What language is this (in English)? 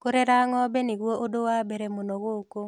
Kikuyu